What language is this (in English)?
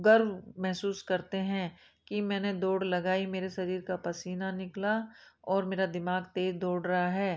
Hindi